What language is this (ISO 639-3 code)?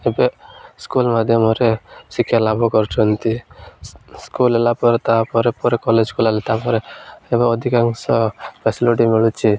ori